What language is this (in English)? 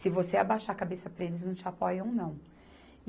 Portuguese